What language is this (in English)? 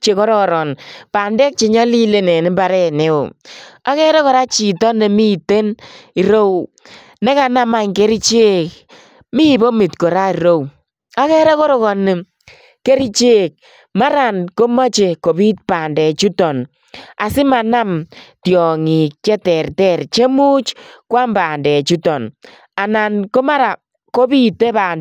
Kalenjin